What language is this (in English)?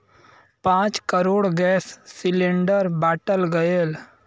Bhojpuri